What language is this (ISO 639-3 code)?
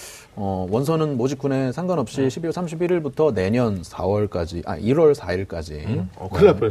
kor